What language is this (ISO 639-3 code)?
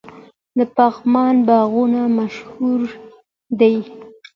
pus